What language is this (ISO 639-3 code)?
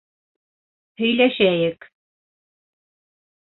bak